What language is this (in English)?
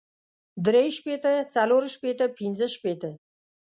Pashto